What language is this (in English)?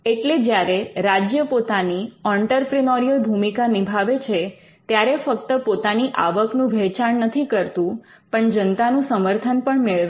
Gujarati